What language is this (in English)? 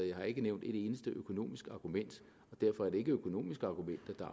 Danish